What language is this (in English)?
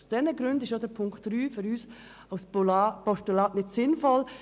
Swiss German